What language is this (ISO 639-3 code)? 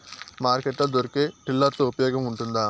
tel